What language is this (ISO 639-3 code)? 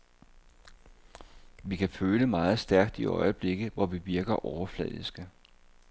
dan